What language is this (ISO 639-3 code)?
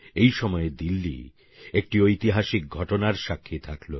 ben